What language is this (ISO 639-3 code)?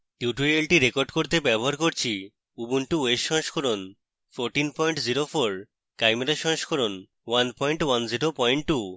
ben